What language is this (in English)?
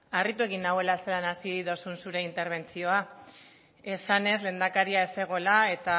Basque